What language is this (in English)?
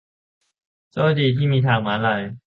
Thai